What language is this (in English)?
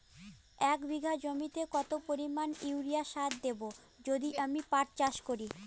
Bangla